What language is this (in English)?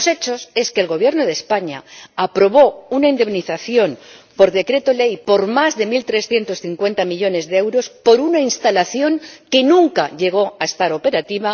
Spanish